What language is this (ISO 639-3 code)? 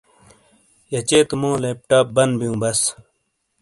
scl